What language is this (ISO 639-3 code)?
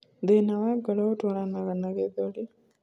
kik